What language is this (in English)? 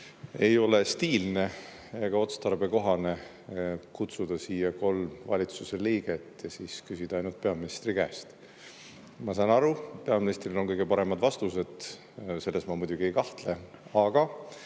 Estonian